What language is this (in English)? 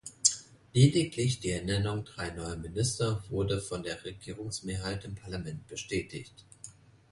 German